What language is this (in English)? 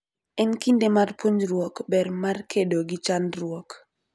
Luo (Kenya and Tanzania)